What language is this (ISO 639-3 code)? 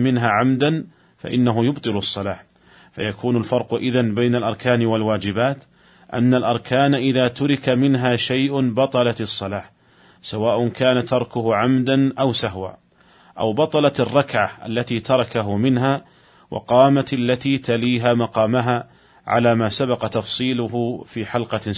ara